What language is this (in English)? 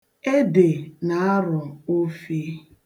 Igbo